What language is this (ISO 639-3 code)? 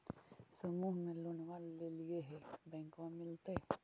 mag